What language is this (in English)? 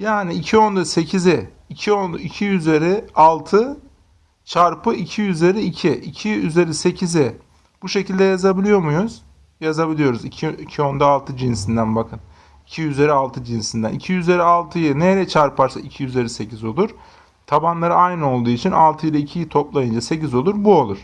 Turkish